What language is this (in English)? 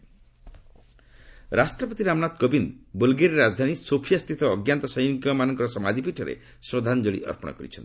Odia